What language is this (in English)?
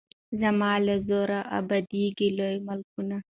Pashto